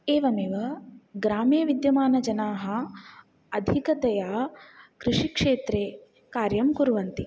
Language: Sanskrit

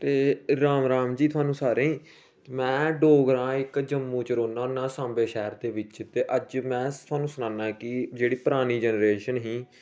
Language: Dogri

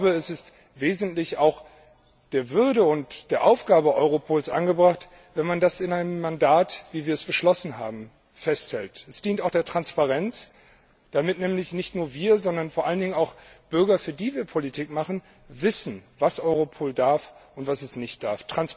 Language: German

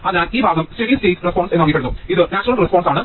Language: Malayalam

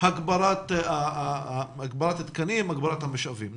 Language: Hebrew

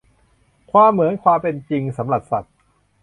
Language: Thai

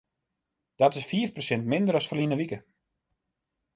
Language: Western Frisian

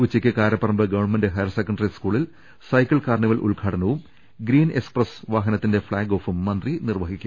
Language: Malayalam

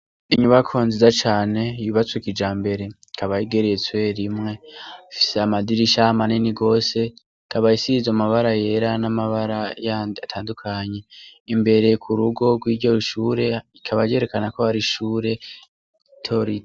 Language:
Rundi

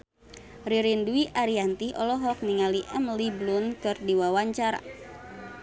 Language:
Sundanese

